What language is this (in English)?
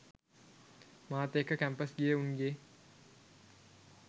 Sinhala